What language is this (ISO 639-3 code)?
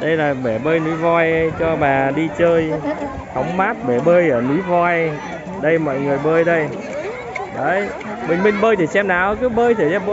vie